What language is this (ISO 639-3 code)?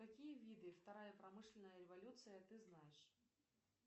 rus